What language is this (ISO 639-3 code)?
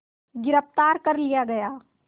hin